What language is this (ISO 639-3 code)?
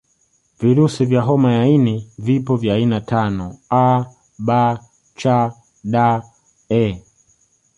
swa